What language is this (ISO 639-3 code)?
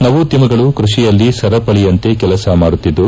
kan